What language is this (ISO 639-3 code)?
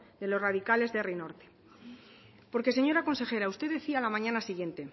spa